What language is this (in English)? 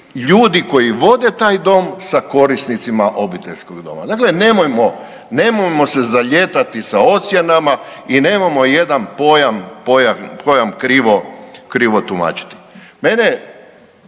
Croatian